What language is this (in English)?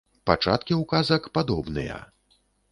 Belarusian